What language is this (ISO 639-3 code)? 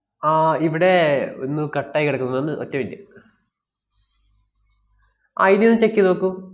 mal